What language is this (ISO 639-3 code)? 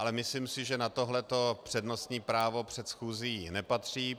ces